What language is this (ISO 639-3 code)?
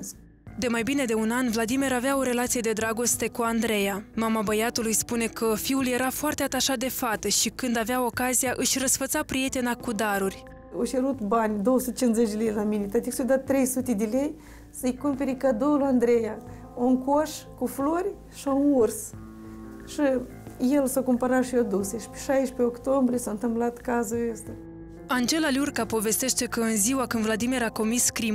ron